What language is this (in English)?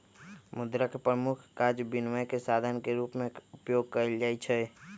Magahi